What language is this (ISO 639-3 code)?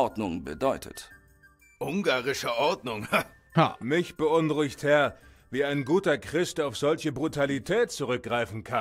deu